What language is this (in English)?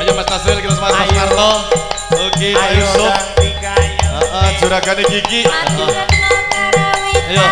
Indonesian